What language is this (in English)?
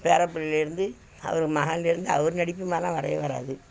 Tamil